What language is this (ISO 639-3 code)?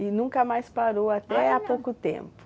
por